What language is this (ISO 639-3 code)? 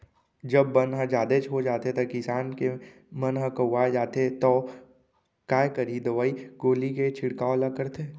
hne